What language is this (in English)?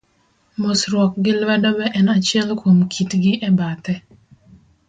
Luo (Kenya and Tanzania)